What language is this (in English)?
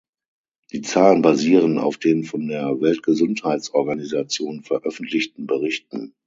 German